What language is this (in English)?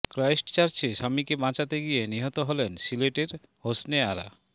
Bangla